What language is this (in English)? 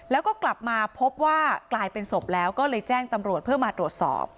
Thai